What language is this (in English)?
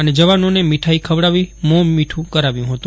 Gujarati